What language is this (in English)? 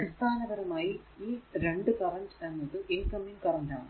Malayalam